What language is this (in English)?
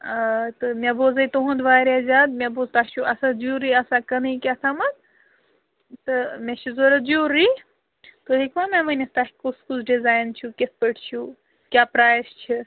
Kashmiri